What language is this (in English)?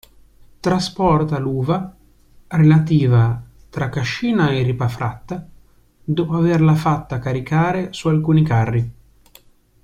Italian